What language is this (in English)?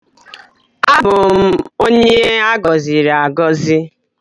Igbo